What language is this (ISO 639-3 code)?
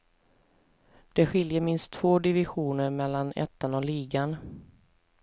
swe